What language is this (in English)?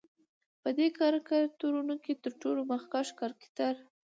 Pashto